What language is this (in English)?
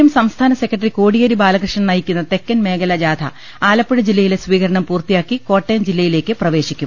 Malayalam